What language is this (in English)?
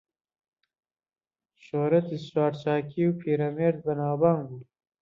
Central Kurdish